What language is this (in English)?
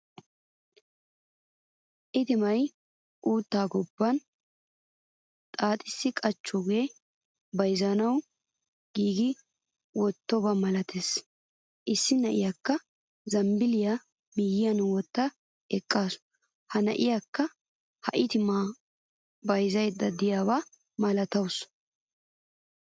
Wolaytta